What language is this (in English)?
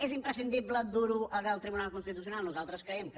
Catalan